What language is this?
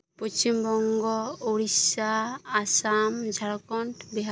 Santali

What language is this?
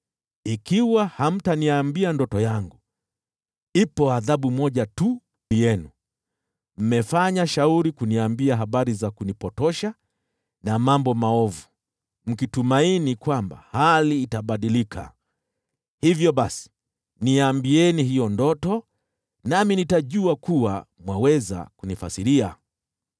Swahili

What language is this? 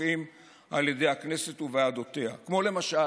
Hebrew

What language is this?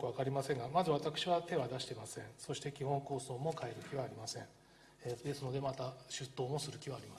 Japanese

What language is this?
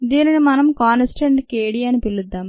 Telugu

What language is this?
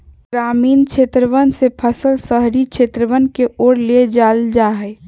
Magahi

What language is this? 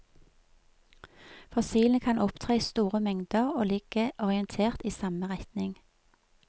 Norwegian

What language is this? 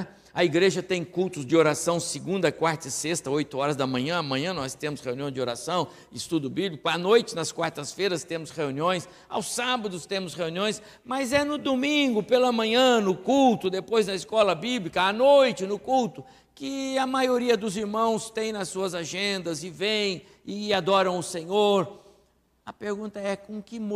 Portuguese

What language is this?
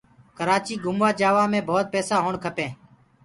Gurgula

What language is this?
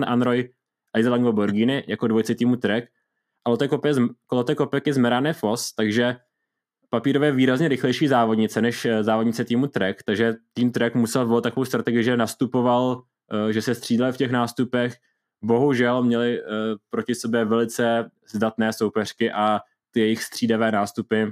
Czech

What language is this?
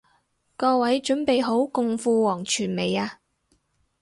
Cantonese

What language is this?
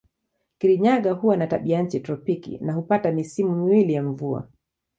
Swahili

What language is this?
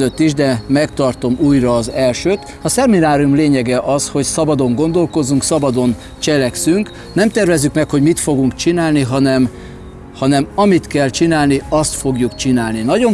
Hungarian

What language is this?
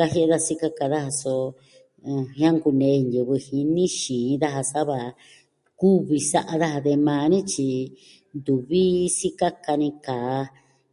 Southwestern Tlaxiaco Mixtec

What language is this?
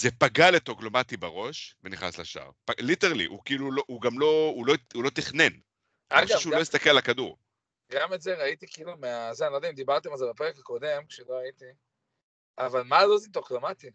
Hebrew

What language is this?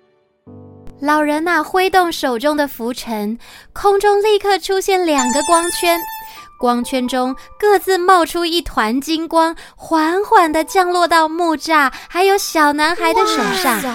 Chinese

